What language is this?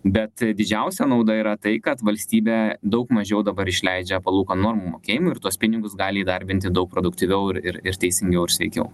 Lithuanian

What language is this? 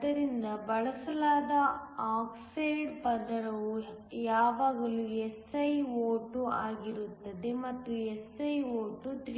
Kannada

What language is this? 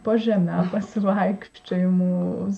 Lithuanian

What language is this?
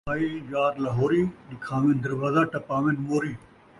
Saraiki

